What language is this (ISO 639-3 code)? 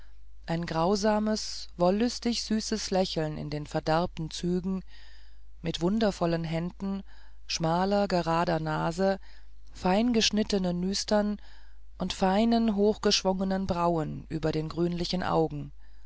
deu